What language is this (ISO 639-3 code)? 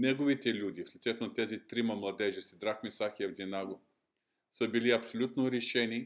bul